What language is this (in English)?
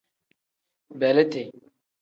Tem